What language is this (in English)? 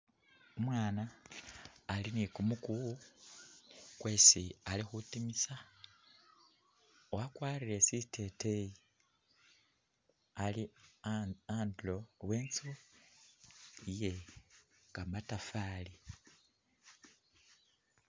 Masaaba